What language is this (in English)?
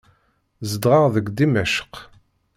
Kabyle